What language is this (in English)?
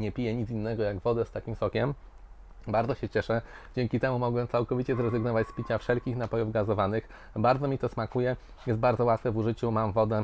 Polish